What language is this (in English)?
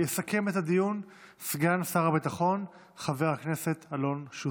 Hebrew